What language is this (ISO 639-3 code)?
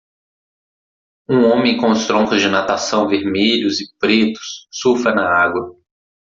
por